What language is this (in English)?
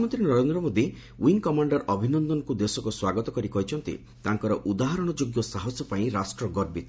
Odia